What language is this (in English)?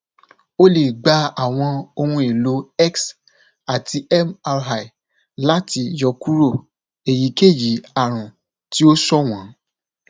Yoruba